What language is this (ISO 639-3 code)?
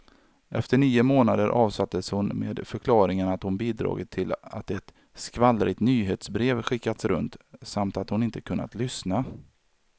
swe